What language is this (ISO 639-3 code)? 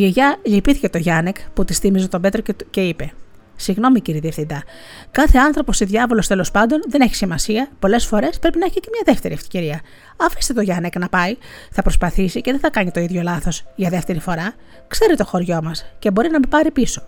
ell